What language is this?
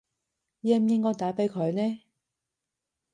Cantonese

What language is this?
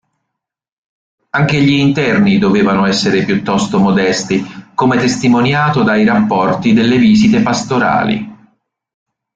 Italian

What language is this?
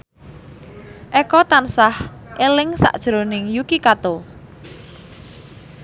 Javanese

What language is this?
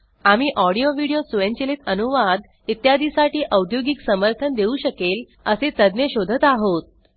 Marathi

